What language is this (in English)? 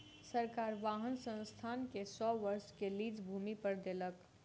Maithili